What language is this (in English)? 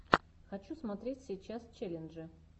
Russian